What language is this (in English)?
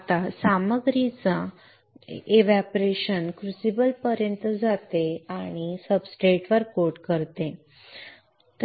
Marathi